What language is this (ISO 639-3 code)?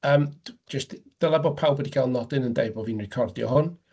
cym